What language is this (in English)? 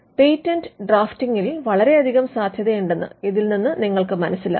Malayalam